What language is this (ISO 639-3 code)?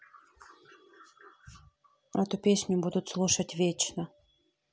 rus